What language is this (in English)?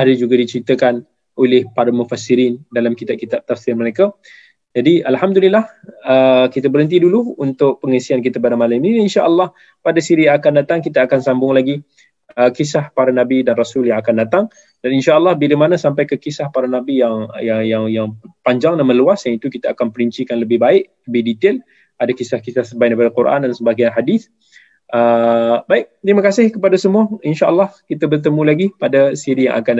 Malay